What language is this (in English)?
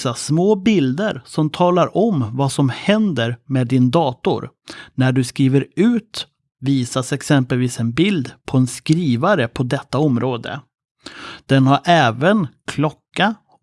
Swedish